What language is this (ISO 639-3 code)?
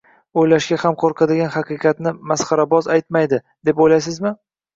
uzb